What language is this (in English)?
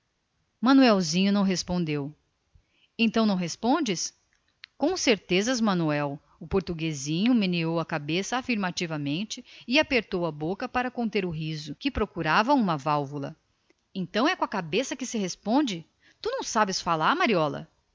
Portuguese